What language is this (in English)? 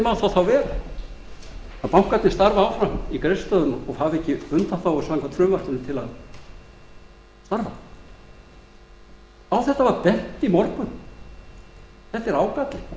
Icelandic